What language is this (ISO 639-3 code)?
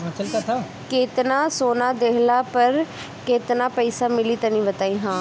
bho